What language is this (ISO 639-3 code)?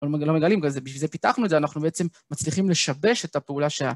heb